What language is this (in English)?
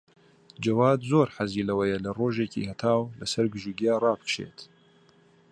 Central Kurdish